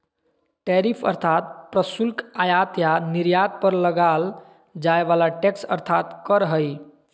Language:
Magahi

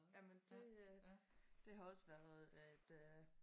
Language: Danish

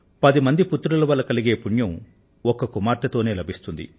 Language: Telugu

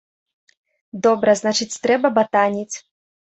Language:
Belarusian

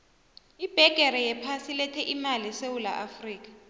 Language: South Ndebele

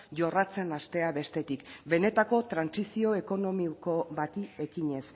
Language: Basque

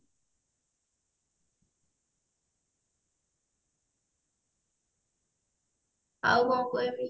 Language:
Odia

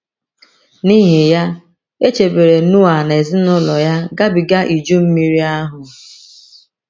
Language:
Igbo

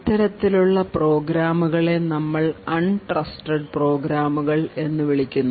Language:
Malayalam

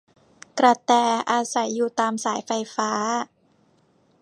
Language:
Thai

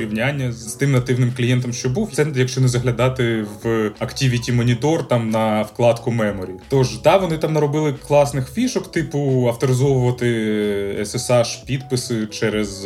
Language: Ukrainian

